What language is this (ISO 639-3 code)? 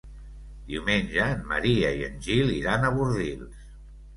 cat